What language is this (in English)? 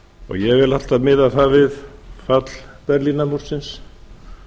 Icelandic